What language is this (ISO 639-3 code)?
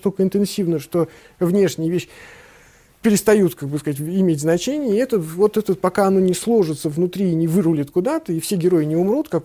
rus